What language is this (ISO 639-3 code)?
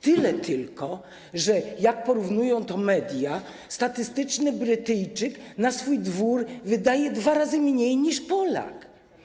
pol